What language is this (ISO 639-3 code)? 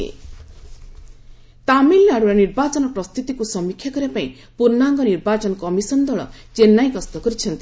ori